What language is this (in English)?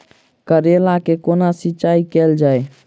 Maithili